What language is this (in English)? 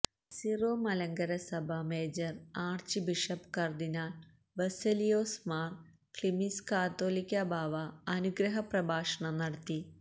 Malayalam